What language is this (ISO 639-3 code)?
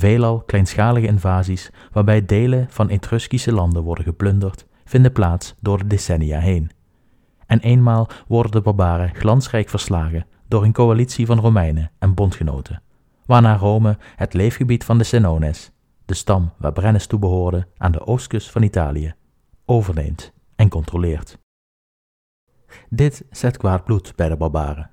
nld